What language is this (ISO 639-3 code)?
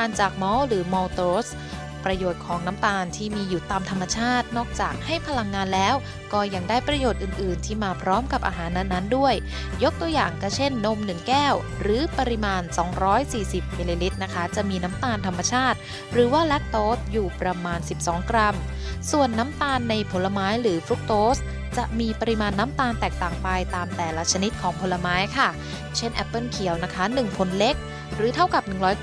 tha